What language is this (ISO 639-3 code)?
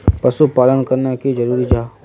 mag